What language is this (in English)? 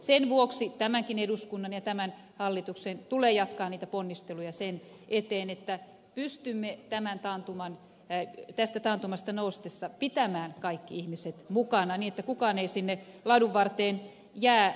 Finnish